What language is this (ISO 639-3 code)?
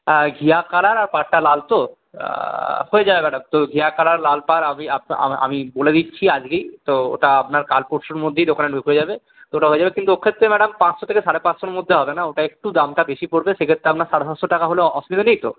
ben